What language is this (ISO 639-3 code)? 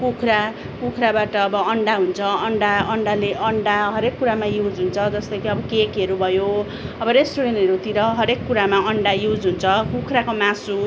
nep